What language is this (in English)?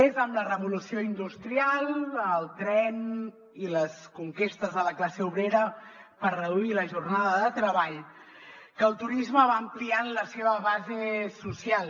Catalan